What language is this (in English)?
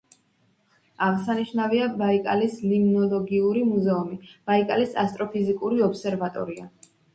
Georgian